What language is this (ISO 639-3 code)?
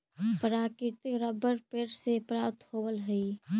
mag